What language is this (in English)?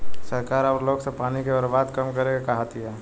Bhojpuri